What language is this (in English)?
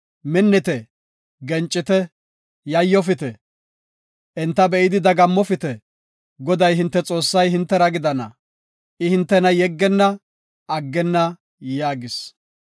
Gofa